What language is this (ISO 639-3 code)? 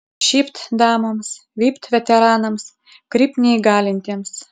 lit